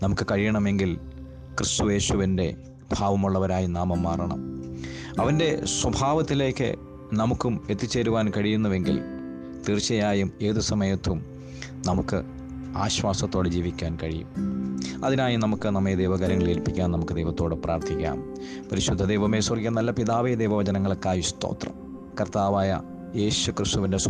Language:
Malayalam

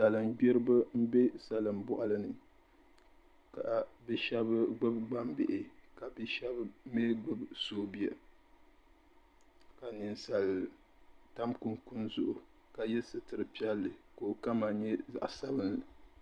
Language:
Dagbani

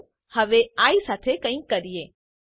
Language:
Gujarati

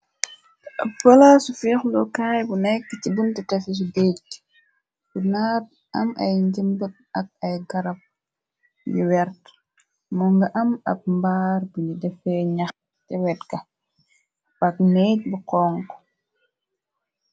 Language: Wolof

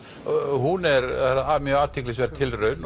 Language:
Icelandic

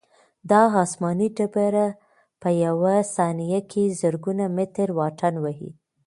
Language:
Pashto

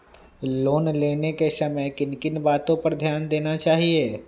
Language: Magahi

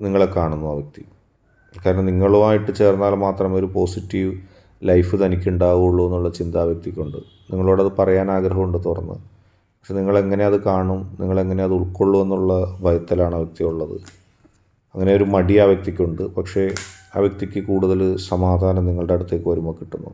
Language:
Malayalam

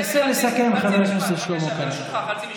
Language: Hebrew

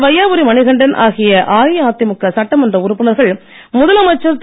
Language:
Tamil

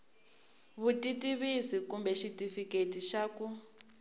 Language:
Tsonga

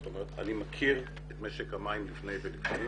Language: Hebrew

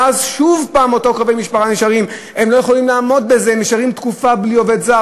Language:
Hebrew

